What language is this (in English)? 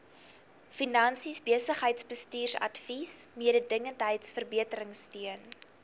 Afrikaans